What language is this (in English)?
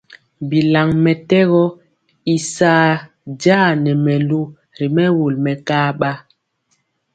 Mpiemo